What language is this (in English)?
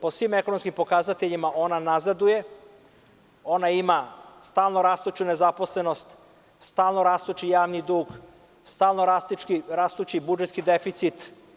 Serbian